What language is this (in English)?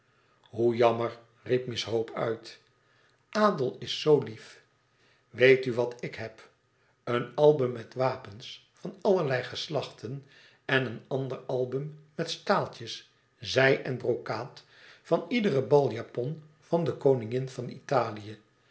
Dutch